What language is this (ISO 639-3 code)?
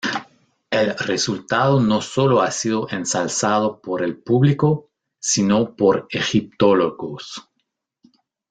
spa